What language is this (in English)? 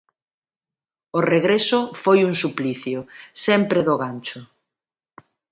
Galician